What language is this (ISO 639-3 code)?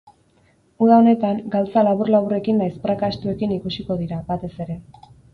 eus